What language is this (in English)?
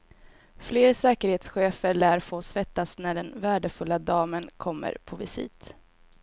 Swedish